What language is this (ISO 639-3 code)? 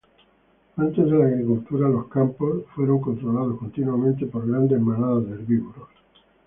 spa